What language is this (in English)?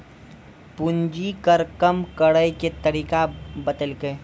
Maithili